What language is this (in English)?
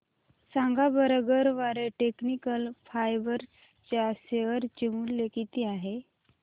Marathi